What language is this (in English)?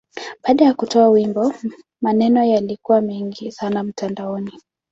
Swahili